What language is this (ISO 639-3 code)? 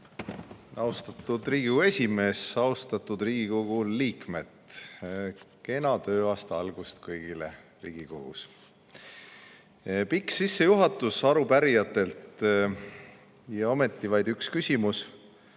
est